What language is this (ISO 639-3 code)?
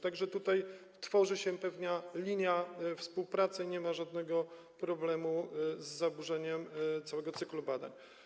pol